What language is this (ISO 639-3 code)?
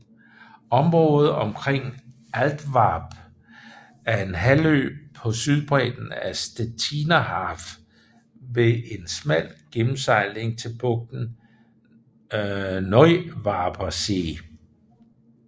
dan